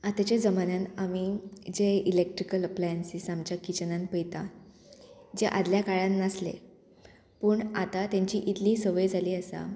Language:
Konkani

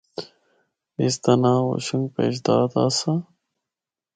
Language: Northern Hindko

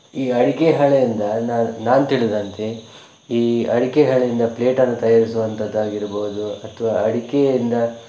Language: Kannada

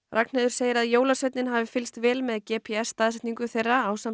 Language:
Icelandic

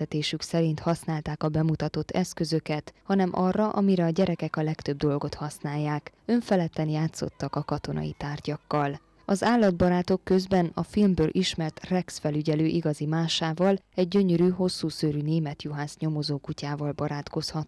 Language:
Hungarian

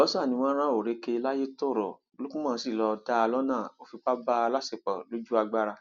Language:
Yoruba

